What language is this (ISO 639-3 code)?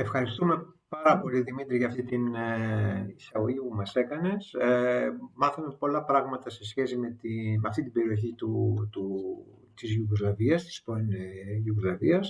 ell